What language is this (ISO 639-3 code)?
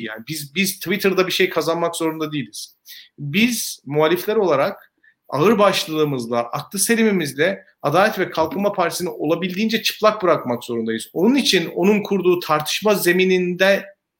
tur